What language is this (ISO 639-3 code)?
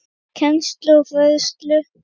isl